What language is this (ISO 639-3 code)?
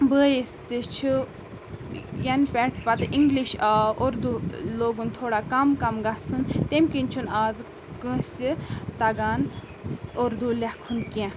kas